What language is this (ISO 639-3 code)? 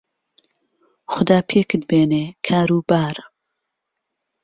ckb